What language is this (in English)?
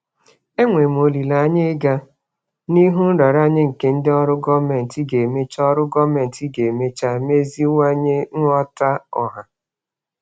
Igbo